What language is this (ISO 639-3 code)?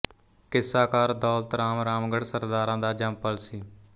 pan